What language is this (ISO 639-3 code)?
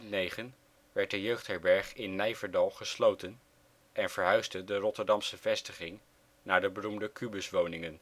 nld